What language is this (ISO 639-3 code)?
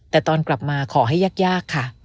tha